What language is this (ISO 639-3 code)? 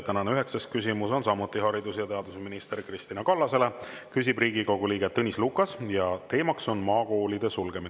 est